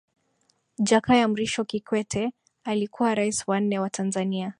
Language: Swahili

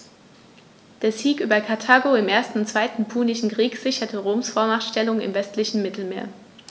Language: German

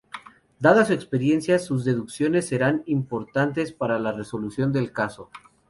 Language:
Spanish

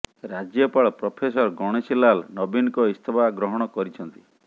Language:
Odia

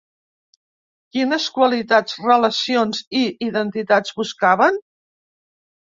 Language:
Catalan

